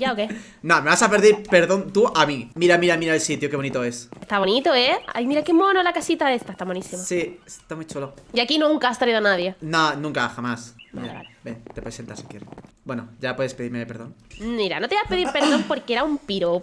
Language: Spanish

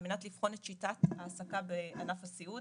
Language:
Hebrew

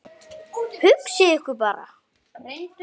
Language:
Icelandic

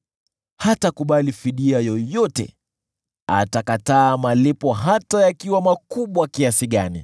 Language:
Swahili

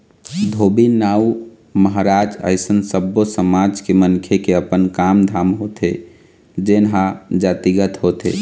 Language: Chhattisgarhi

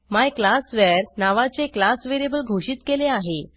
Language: Marathi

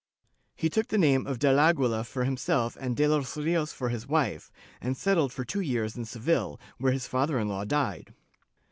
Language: English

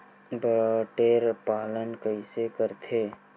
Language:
Chhattisgarhi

